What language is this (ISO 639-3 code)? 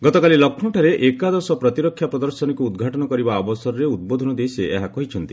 ori